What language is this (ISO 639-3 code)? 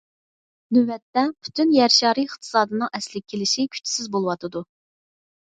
uig